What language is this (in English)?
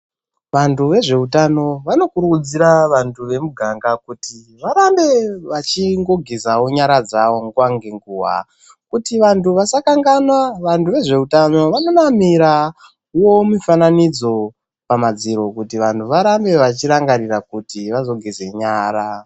Ndau